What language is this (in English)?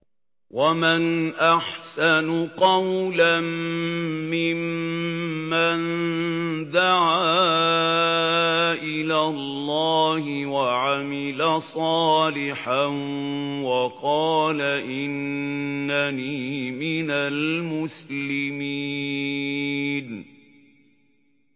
Arabic